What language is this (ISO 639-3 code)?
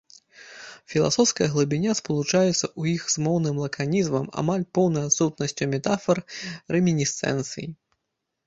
bel